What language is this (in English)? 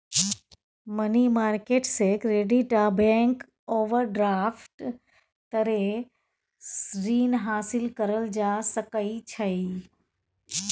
Maithili